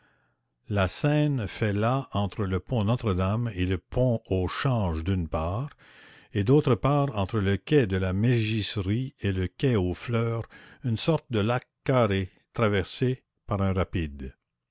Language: French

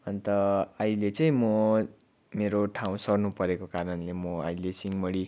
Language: Nepali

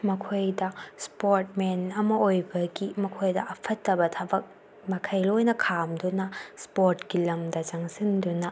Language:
Manipuri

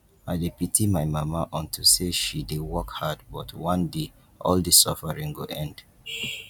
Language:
Nigerian Pidgin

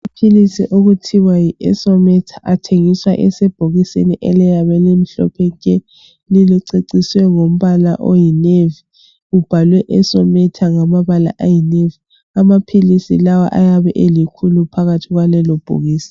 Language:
North Ndebele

